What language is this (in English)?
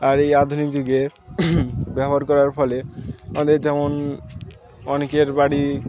Bangla